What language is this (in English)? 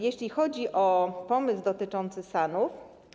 Polish